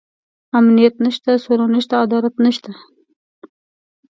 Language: Pashto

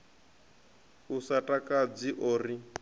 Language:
Venda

